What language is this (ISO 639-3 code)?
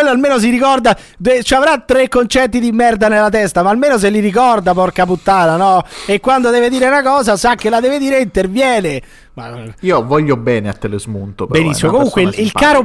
ita